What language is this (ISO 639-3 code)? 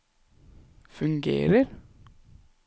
nor